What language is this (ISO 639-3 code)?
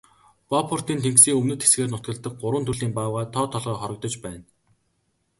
mon